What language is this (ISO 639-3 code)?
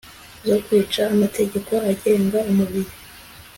kin